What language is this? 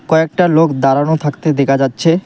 Bangla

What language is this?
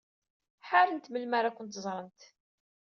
Kabyle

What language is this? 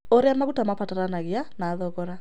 Kikuyu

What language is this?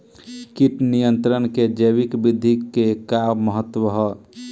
Bhojpuri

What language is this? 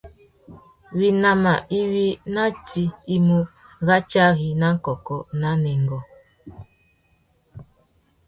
Tuki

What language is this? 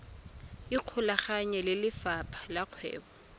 Tswana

